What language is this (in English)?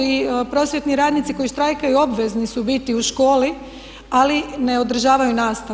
Croatian